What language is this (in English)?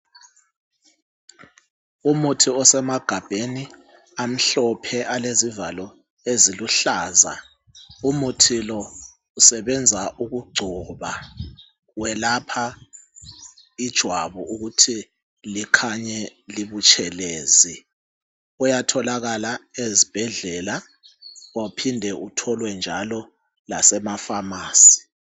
North Ndebele